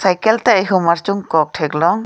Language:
Karbi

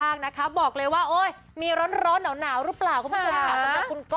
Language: Thai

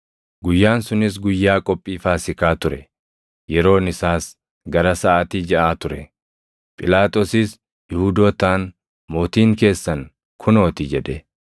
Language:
Oromo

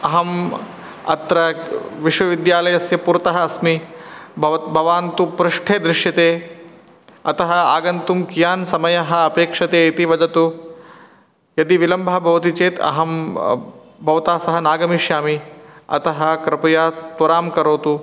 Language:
Sanskrit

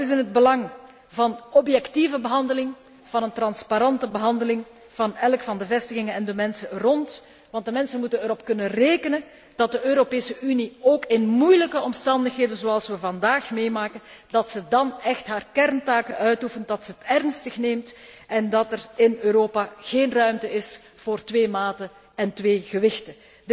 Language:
Dutch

